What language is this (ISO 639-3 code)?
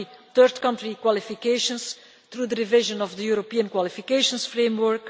eng